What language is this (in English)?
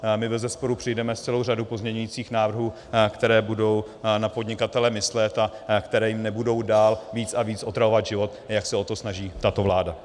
Czech